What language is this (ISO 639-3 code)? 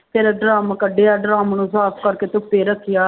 pan